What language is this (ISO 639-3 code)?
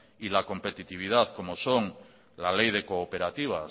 spa